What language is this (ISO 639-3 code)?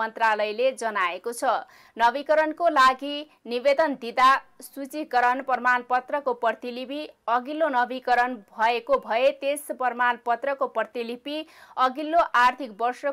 ron